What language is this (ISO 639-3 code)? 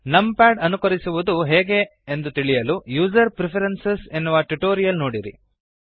kan